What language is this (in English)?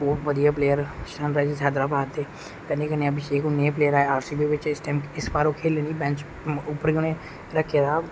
Dogri